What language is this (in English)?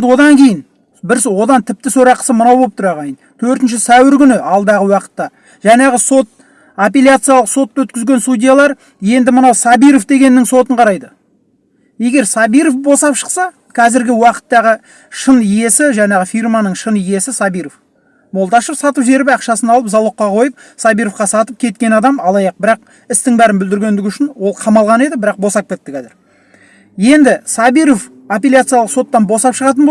Turkish